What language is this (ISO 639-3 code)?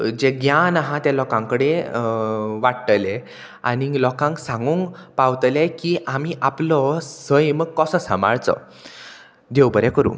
kok